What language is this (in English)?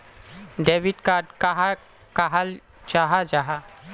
Magahi